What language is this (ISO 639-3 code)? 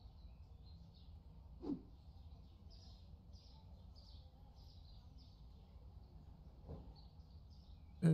tur